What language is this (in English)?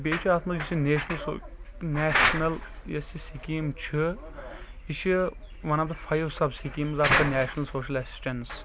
Kashmiri